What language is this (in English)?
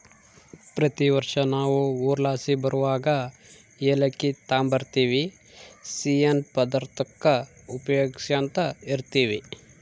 Kannada